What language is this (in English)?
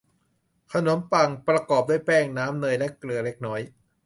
Thai